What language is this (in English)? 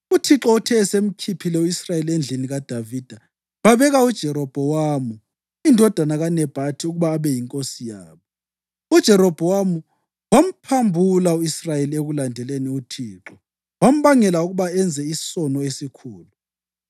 North Ndebele